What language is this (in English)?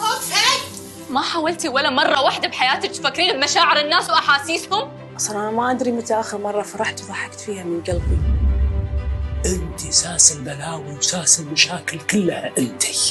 Arabic